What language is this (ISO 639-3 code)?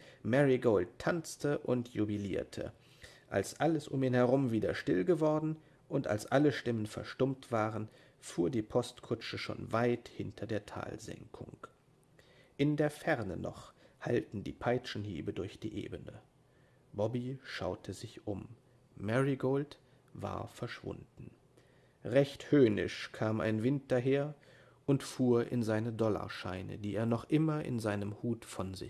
deu